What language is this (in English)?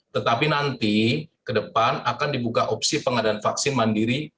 Indonesian